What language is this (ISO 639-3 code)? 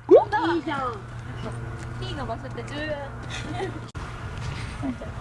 jpn